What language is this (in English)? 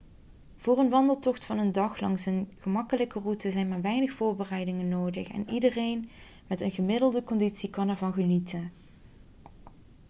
Dutch